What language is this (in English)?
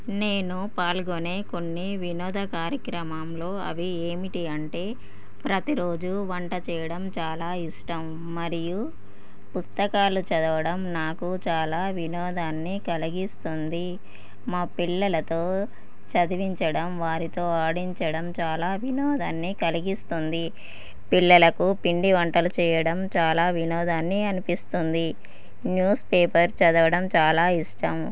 Telugu